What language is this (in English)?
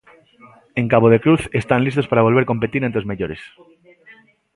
Galician